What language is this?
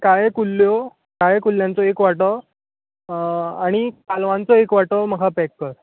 Konkani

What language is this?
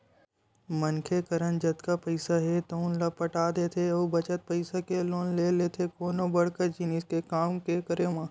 Chhattisgarhi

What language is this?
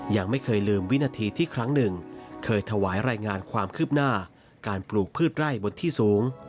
Thai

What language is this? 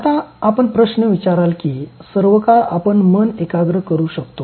Marathi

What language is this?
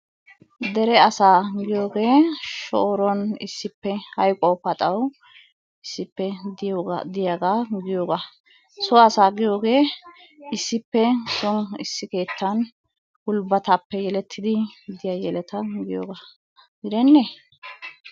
Wolaytta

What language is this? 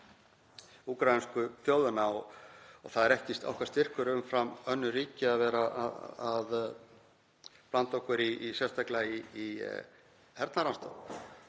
Icelandic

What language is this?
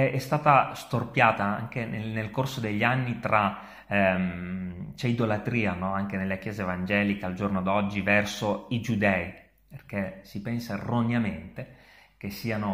Italian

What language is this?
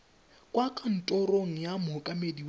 Tswana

